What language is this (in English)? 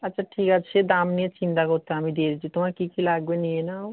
Bangla